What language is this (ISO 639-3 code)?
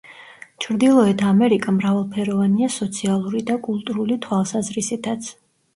kat